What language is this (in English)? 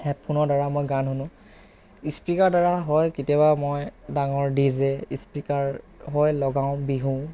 Assamese